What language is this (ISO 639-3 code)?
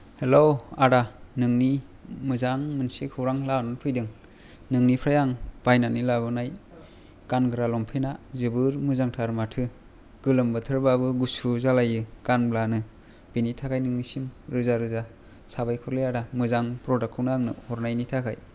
brx